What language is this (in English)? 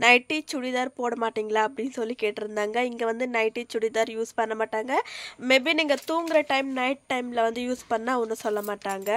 Arabic